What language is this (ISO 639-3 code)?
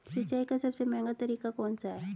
hin